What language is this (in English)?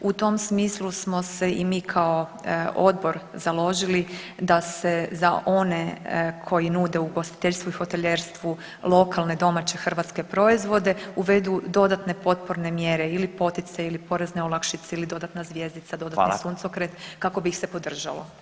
Croatian